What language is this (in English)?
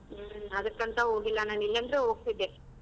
Kannada